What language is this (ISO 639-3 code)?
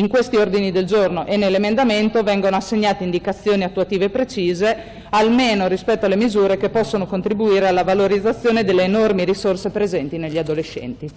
ita